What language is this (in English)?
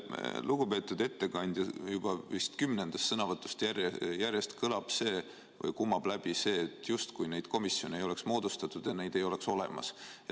Estonian